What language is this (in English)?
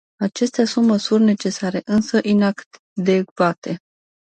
Romanian